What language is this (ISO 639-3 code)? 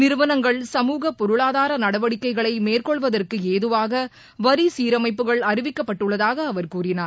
tam